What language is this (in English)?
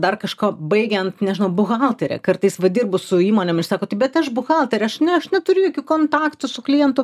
Lithuanian